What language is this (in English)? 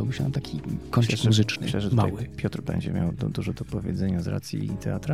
Polish